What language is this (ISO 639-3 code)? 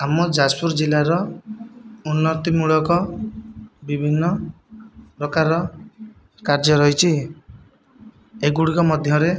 ori